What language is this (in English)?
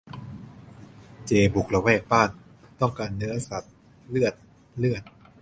Thai